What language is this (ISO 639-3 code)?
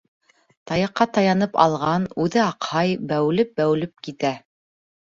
bak